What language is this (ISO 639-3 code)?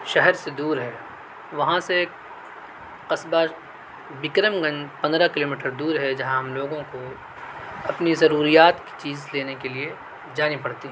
urd